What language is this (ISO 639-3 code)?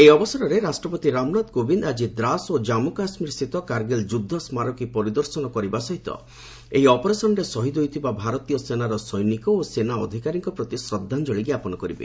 ori